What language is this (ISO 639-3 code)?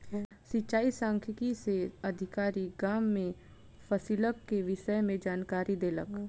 mai